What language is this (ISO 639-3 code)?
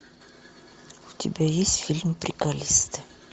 rus